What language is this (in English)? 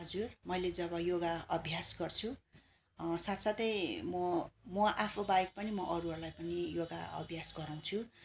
Nepali